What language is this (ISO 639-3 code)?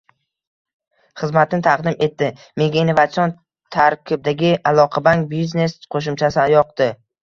uzb